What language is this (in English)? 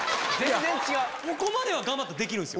Japanese